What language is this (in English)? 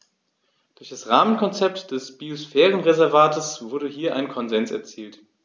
German